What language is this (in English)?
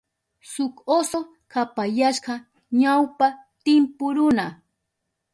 Southern Pastaza Quechua